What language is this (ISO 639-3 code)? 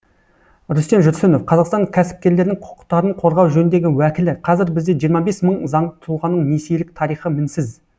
kaz